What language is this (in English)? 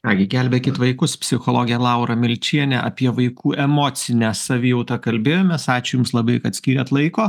Lithuanian